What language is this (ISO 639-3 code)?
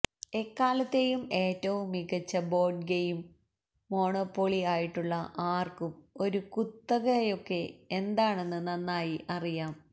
mal